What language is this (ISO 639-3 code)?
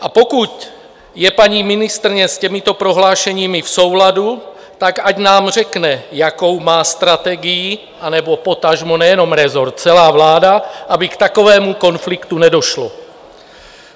ces